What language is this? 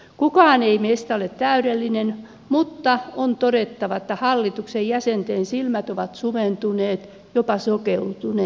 Finnish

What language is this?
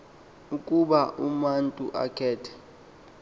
Xhosa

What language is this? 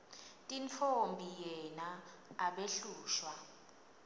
Swati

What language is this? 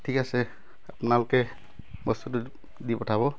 Assamese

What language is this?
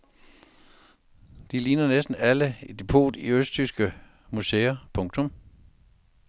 Danish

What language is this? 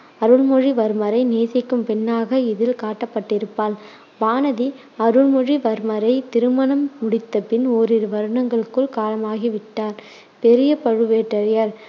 Tamil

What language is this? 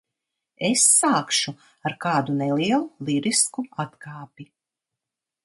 Latvian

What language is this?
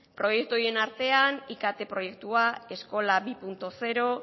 Basque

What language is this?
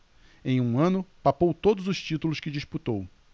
Portuguese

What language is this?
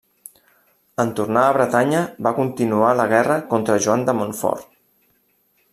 Catalan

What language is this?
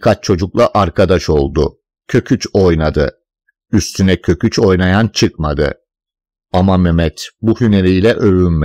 Turkish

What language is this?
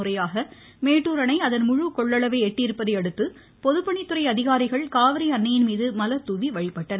Tamil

